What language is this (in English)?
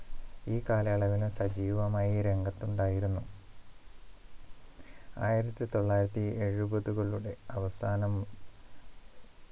Malayalam